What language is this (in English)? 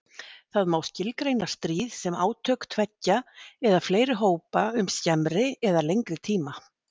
Icelandic